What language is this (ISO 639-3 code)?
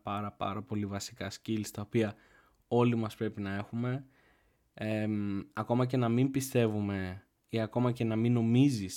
ell